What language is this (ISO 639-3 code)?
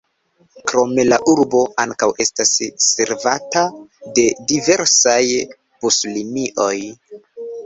epo